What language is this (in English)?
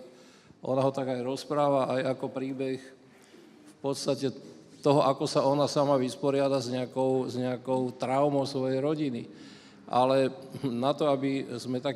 Slovak